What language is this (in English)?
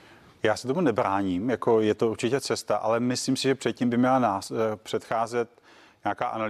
Czech